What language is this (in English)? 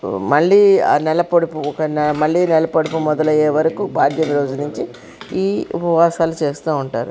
Telugu